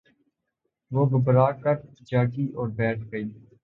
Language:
Urdu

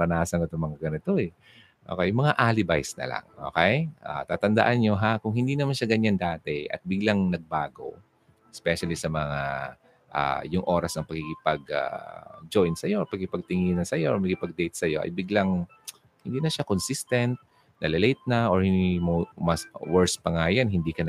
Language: Filipino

